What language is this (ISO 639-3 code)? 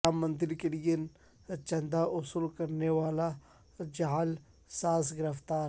urd